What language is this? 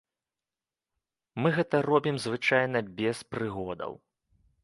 Belarusian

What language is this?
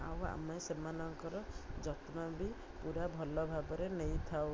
Odia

